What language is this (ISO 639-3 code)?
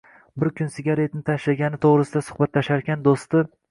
uzb